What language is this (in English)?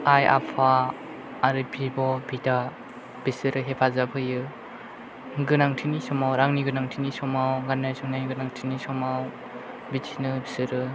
Bodo